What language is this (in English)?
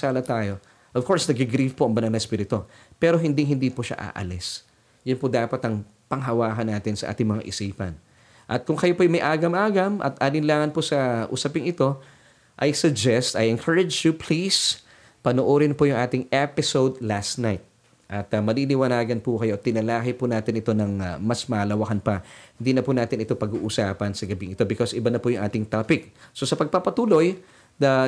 Filipino